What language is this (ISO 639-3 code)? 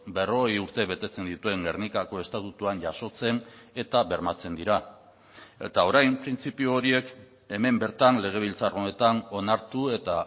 eus